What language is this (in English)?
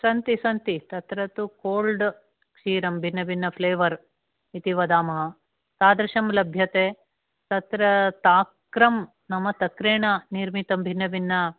Sanskrit